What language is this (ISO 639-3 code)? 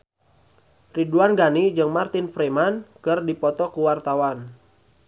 sun